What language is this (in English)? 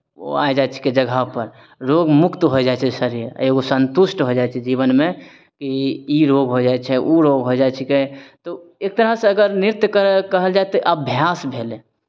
Maithili